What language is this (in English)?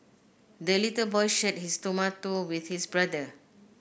English